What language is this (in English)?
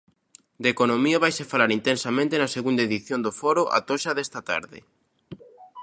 Galician